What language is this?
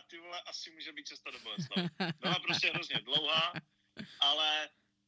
Czech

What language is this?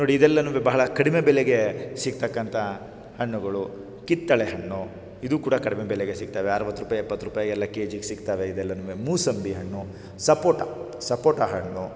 Kannada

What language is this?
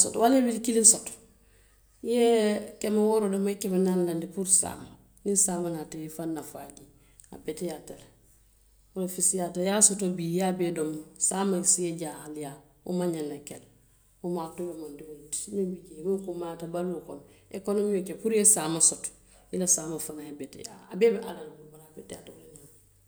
Western Maninkakan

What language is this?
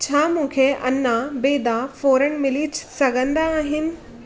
Sindhi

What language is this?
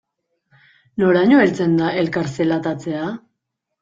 Basque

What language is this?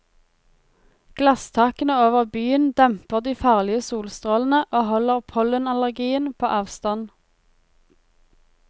Norwegian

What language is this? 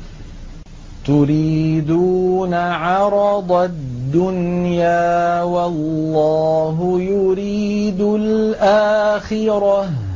Arabic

